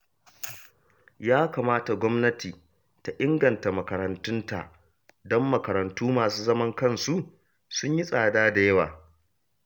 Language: Hausa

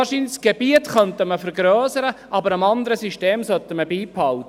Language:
Swiss German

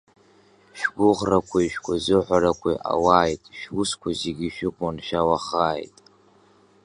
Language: Abkhazian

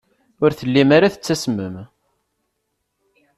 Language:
Kabyle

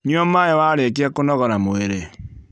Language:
Kikuyu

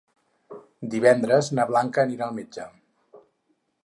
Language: Catalan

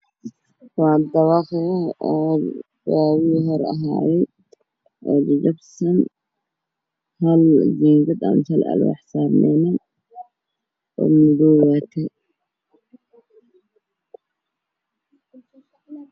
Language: Somali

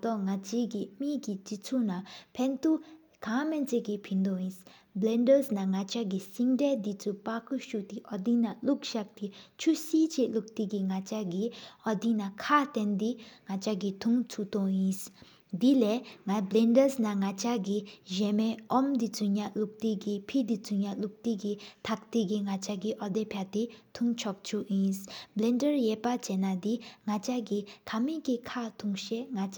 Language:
Sikkimese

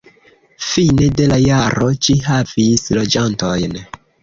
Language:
Esperanto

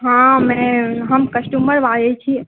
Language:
Maithili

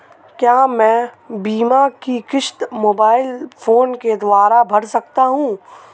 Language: Hindi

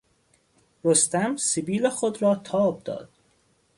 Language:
Persian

